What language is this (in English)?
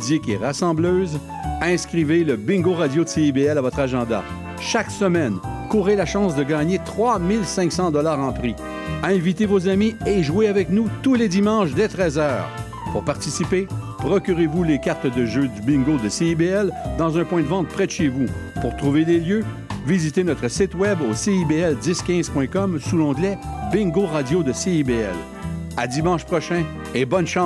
French